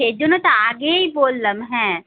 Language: Bangla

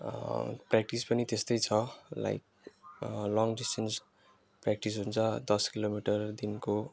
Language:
Nepali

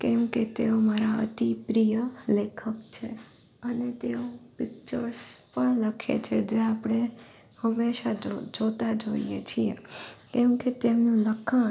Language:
Gujarati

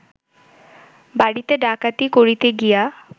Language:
Bangla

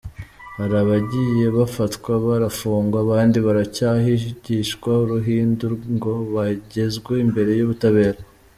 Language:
Kinyarwanda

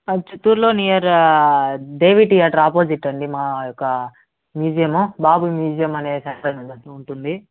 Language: Telugu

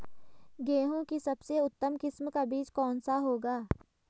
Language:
Hindi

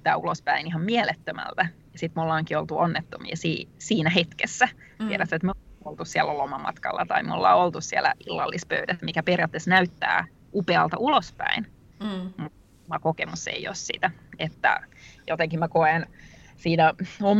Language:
Finnish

